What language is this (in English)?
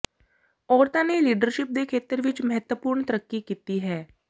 Punjabi